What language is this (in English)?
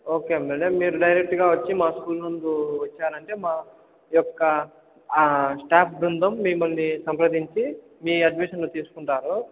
Telugu